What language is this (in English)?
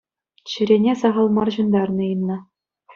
Chuvash